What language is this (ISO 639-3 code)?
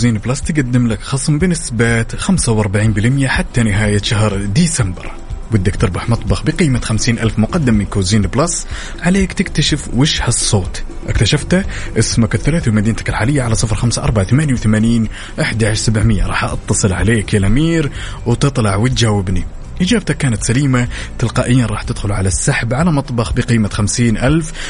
ara